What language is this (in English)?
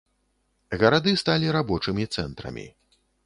Belarusian